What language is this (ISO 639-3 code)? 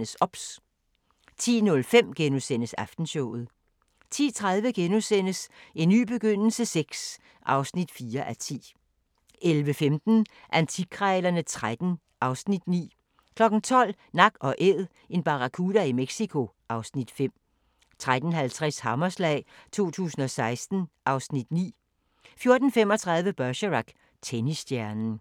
dan